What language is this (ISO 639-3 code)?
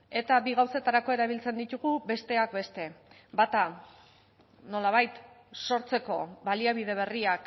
eus